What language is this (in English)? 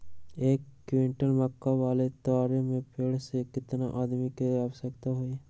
Magahi